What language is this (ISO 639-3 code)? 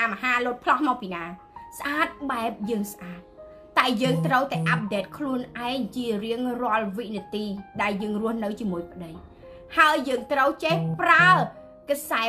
vie